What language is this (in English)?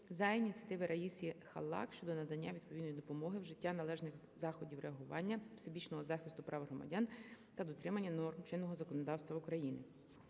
Ukrainian